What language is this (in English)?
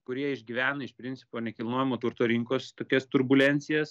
Lithuanian